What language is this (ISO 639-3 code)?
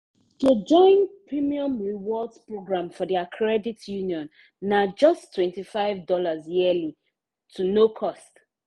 pcm